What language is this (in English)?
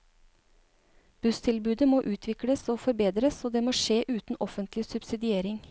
Norwegian